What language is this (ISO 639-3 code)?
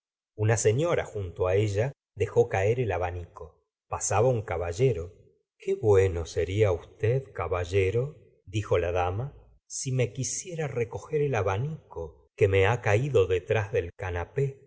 spa